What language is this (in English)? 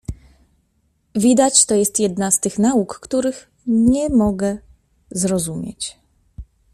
Polish